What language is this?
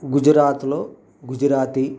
Telugu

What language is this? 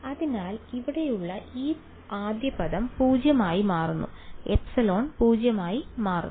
Malayalam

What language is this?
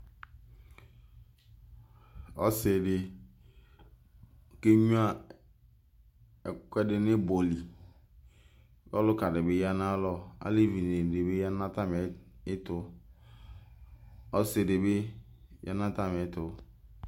Ikposo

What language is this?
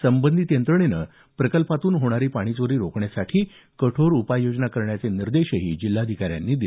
Marathi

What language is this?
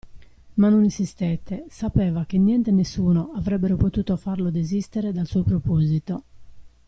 Italian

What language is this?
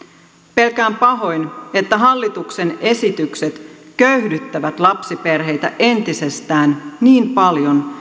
Finnish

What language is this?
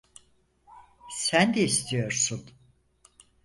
Turkish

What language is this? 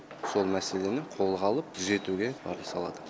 Kazakh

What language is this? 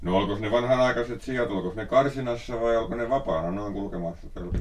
Finnish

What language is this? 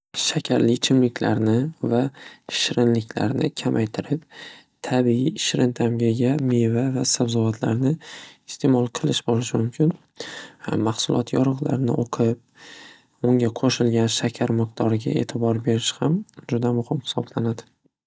Uzbek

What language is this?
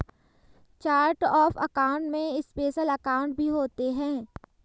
Hindi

